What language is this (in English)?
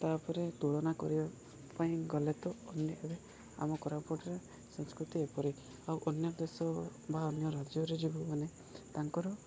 Odia